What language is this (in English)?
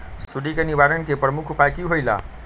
Magahi